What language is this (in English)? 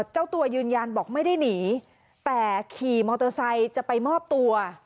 Thai